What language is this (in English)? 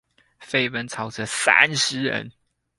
Chinese